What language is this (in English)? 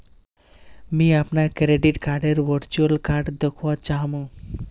Magahi